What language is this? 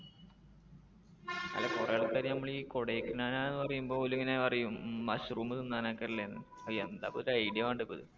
Malayalam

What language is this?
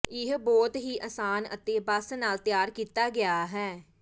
Punjabi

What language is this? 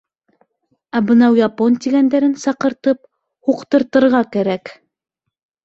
Bashkir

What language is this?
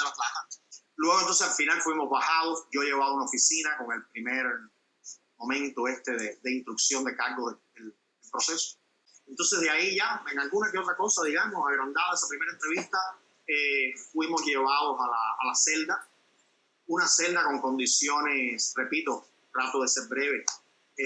Spanish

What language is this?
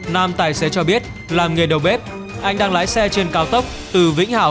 Vietnamese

